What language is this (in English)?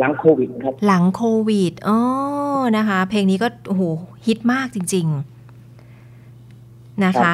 Thai